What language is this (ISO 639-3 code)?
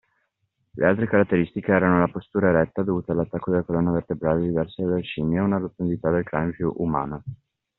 ita